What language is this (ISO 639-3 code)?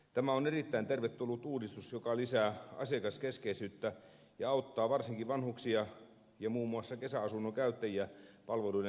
fin